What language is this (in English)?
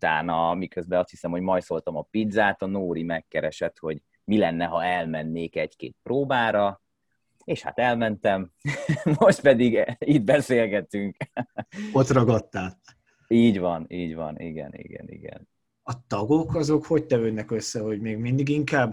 Hungarian